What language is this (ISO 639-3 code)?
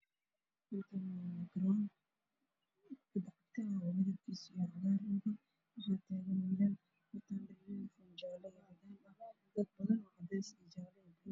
som